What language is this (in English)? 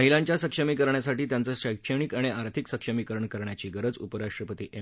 Marathi